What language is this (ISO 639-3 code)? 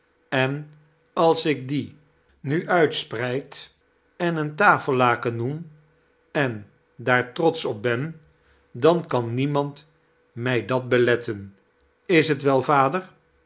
nld